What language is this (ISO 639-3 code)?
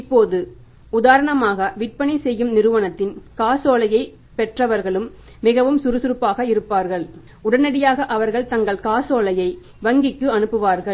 tam